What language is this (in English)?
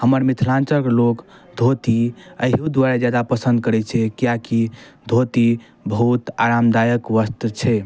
Maithili